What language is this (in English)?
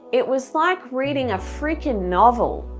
English